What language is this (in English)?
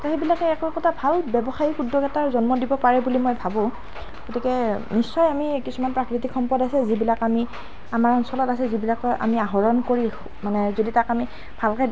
Assamese